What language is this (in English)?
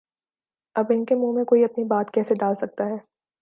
Urdu